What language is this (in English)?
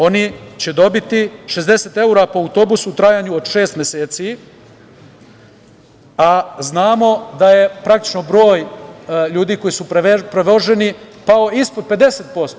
Serbian